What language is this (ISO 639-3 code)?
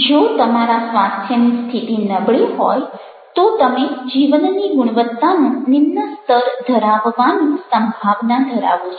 guj